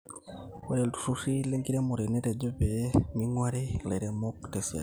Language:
Masai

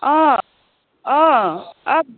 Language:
Assamese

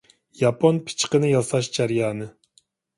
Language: Uyghur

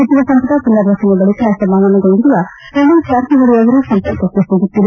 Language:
Kannada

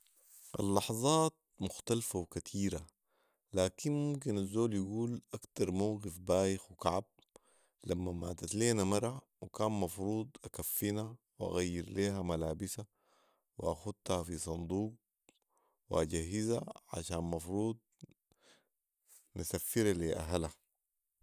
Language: Sudanese Arabic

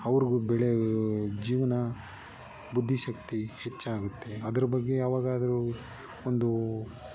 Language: Kannada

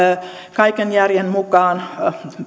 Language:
Finnish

